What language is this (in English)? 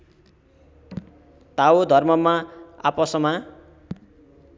Nepali